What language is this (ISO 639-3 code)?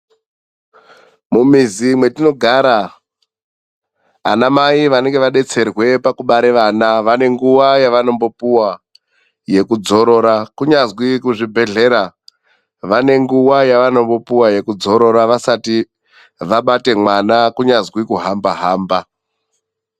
ndc